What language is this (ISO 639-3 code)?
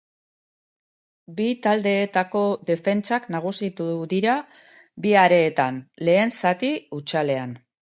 eus